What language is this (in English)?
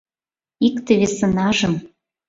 Mari